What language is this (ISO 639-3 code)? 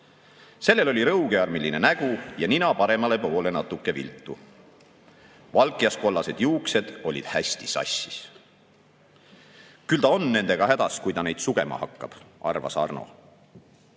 est